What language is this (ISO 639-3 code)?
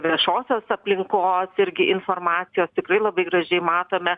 lit